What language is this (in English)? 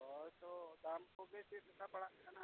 Santali